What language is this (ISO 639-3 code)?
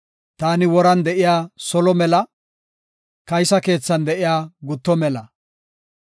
gof